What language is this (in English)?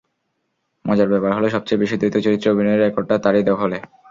Bangla